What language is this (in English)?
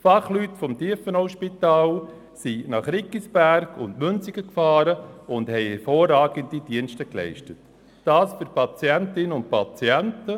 Swiss German